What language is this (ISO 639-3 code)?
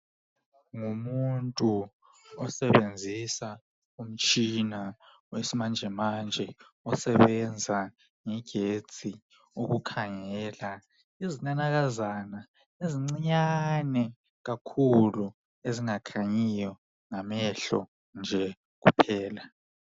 nde